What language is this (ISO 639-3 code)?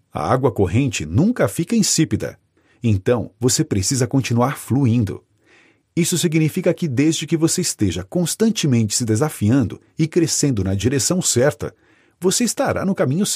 por